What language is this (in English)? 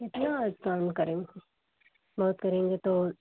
Hindi